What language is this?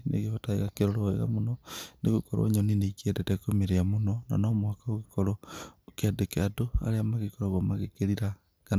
Kikuyu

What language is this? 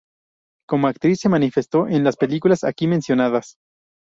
Spanish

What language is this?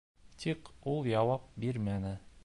Bashkir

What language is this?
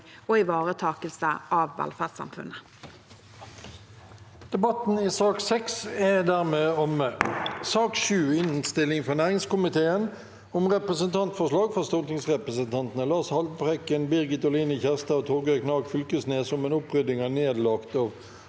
Norwegian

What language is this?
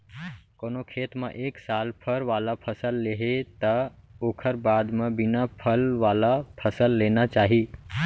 Chhattisgarhi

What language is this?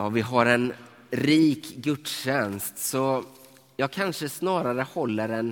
Swedish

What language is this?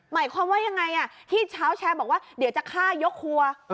Thai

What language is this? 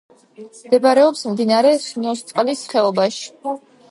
Georgian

